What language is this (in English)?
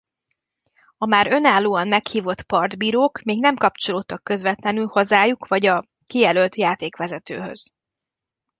Hungarian